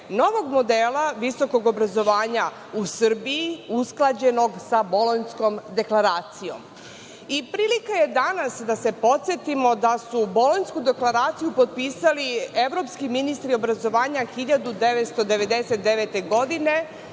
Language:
Serbian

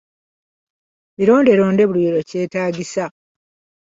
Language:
Ganda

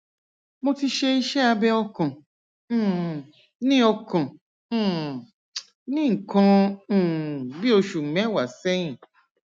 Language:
Yoruba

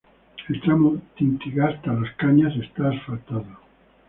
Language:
Spanish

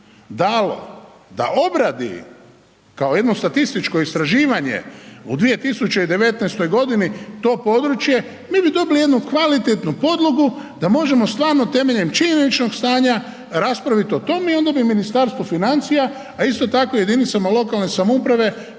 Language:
Croatian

